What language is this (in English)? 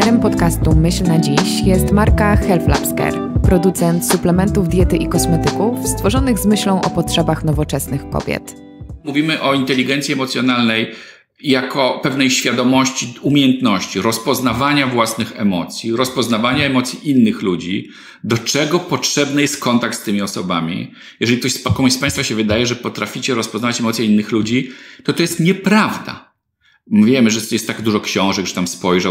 Polish